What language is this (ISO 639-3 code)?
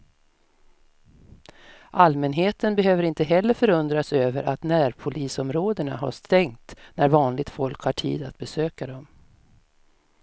swe